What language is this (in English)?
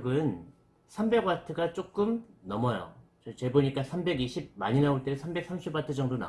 Korean